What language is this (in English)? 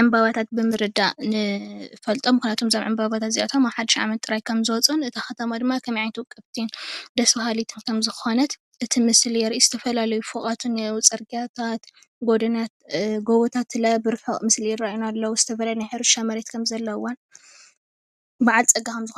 Tigrinya